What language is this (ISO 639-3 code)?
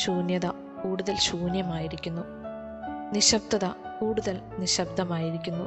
mal